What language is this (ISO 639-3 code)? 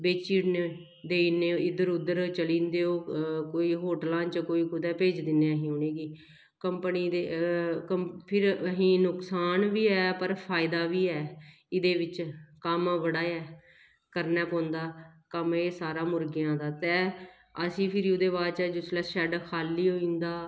doi